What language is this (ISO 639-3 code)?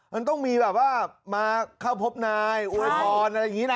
tha